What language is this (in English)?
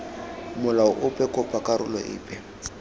Tswana